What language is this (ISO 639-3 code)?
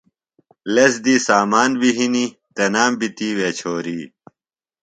phl